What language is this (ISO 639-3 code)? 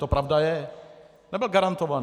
ces